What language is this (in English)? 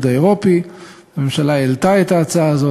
Hebrew